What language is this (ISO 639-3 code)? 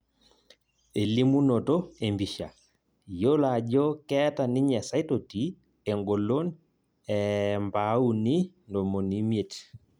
mas